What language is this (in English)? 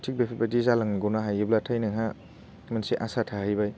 Bodo